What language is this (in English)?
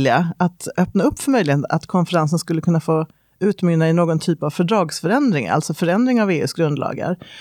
Swedish